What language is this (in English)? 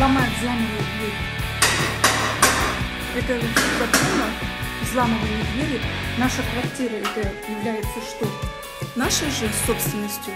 Russian